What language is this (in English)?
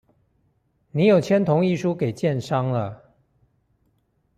Chinese